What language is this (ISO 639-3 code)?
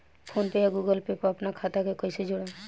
bho